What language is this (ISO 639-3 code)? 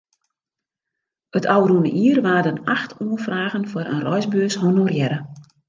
fry